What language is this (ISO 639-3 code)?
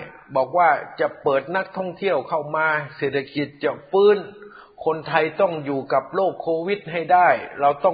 tha